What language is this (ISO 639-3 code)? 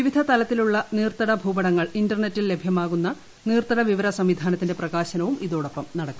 mal